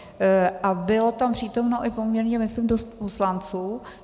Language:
Czech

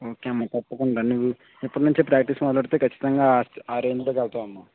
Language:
Telugu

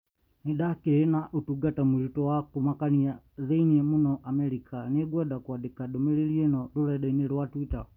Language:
Kikuyu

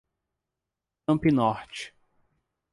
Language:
Portuguese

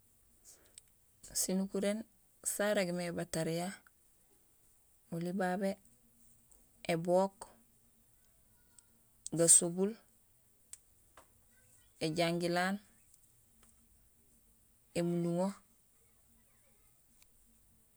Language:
Gusilay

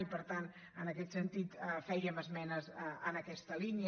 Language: Catalan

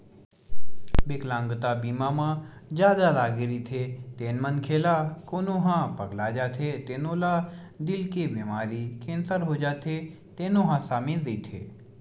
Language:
Chhattisgarhi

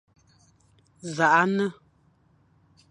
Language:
Fang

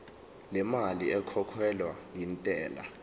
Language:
Zulu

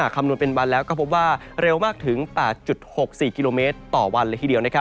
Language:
Thai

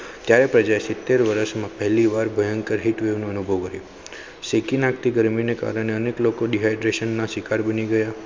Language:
Gujarati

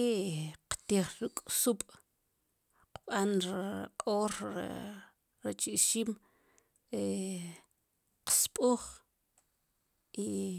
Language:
Sipacapense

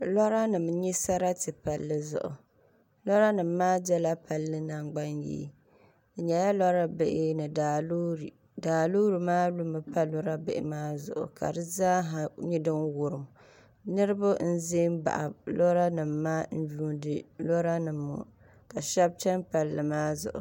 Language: Dagbani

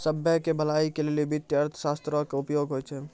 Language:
Maithili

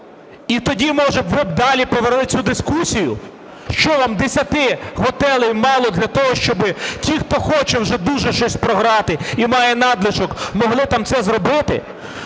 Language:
Ukrainian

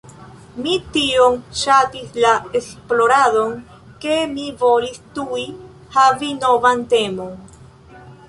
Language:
Esperanto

